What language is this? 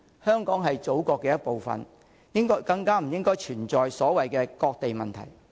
Cantonese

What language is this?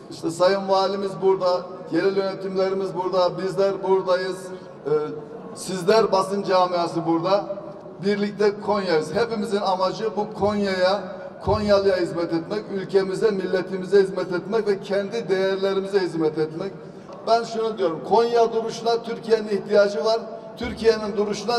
Turkish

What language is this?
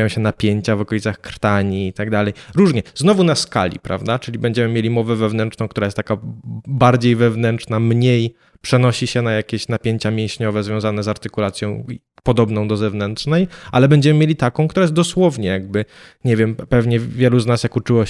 Polish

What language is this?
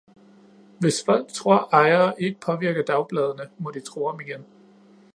Danish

